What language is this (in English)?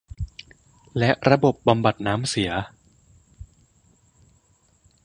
Thai